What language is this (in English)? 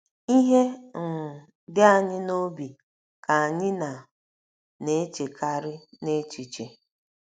Igbo